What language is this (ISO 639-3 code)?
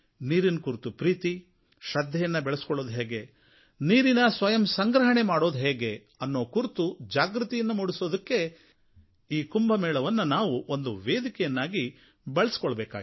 kan